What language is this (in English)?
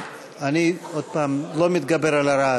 Hebrew